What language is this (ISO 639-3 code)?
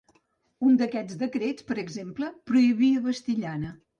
cat